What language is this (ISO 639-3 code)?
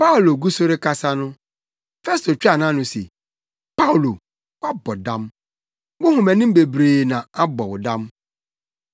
aka